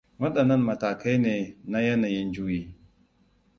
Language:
Hausa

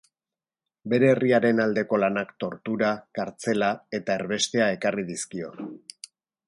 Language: Basque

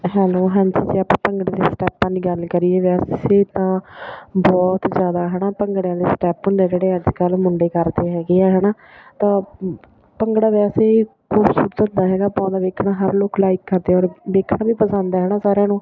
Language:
Punjabi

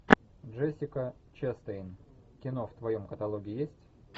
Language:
Russian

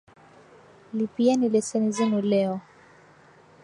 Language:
Swahili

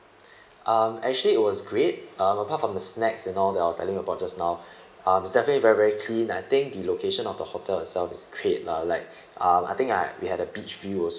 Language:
English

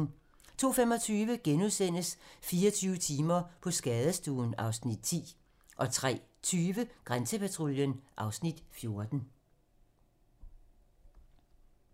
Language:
Danish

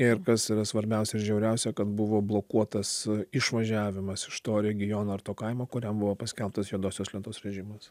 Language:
Lithuanian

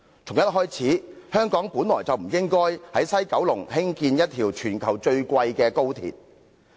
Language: Cantonese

